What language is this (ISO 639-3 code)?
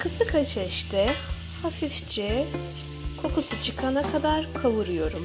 tur